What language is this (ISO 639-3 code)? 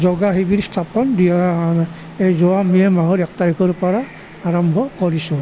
asm